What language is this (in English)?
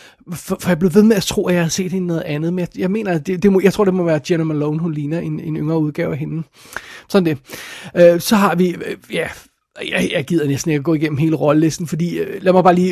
Danish